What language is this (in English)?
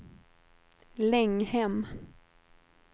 Swedish